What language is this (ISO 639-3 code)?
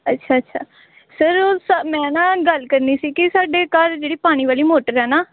pan